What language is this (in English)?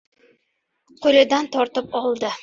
Uzbek